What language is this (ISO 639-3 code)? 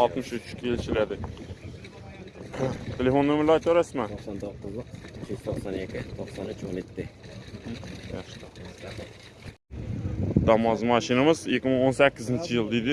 tur